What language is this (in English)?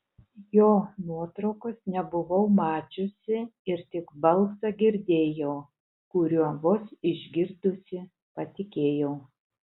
Lithuanian